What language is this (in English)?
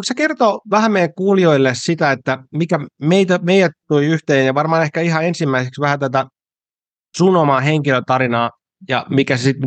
Finnish